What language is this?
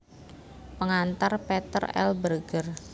Javanese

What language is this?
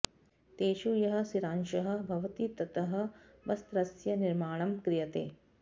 Sanskrit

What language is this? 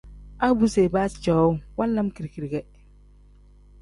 Tem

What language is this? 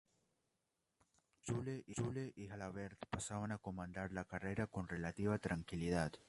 Spanish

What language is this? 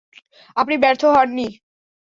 Bangla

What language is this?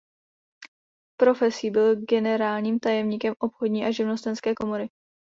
Czech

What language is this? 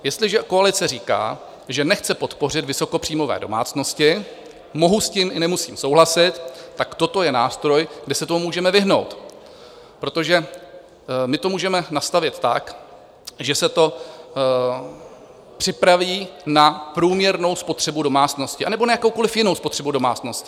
Czech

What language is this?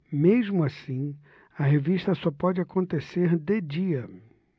Portuguese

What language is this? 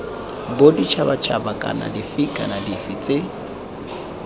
Tswana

